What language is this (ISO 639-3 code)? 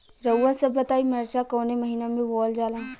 bho